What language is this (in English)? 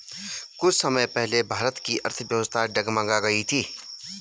Hindi